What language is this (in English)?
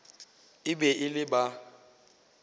Northern Sotho